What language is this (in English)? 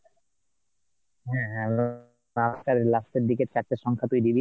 Bangla